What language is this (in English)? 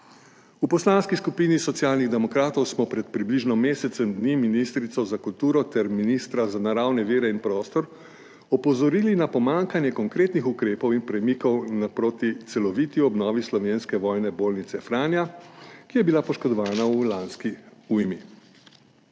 Slovenian